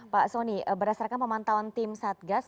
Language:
Indonesian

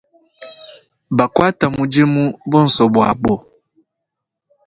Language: Luba-Lulua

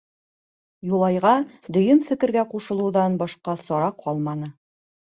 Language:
Bashkir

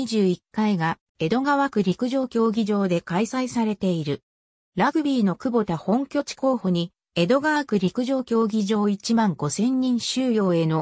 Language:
Japanese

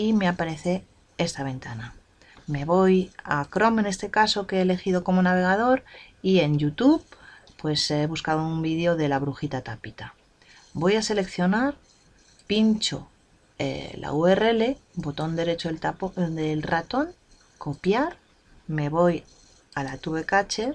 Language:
Spanish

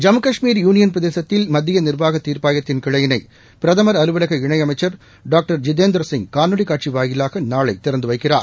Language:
Tamil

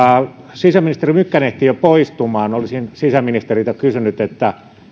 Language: Finnish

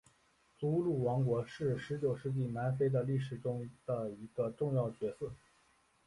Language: Chinese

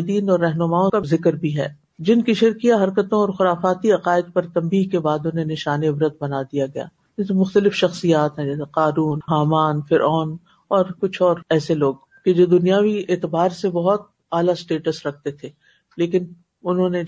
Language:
Urdu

